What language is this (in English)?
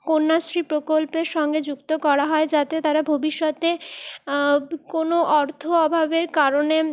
Bangla